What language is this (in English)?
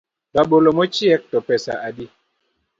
Luo (Kenya and Tanzania)